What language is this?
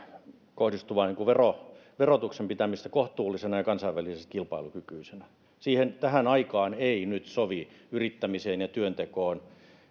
Finnish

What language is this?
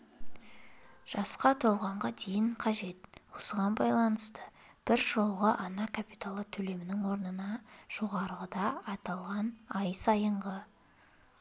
Kazakh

